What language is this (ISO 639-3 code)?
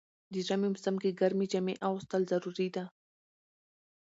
pus